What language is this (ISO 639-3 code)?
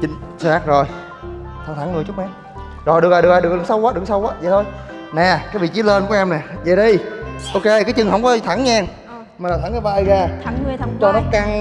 vie